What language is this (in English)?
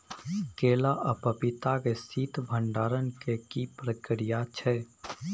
Maithili